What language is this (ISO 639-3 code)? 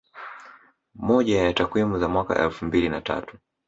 swa